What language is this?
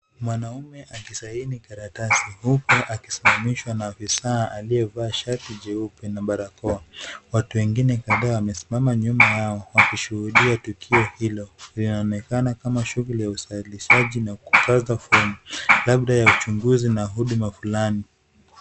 Swahili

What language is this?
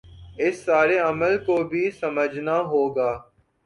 Urdu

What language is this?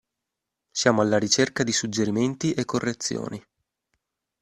Italian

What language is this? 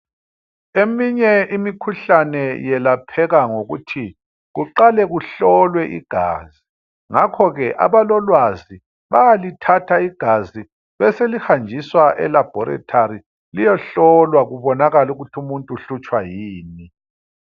North Ndebele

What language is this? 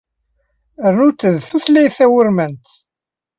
Kabyle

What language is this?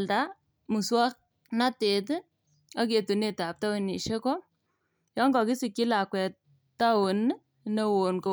Kalenjin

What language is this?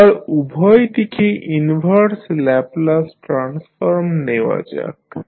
Bangla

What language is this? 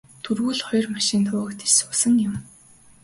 Mongolian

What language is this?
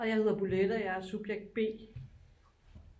Danish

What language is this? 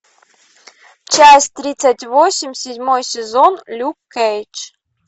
Russian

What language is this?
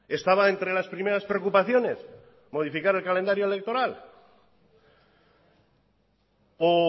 Spanish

